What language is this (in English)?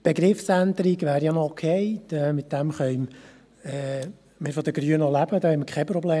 Swiss German